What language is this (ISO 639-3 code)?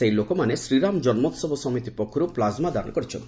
ori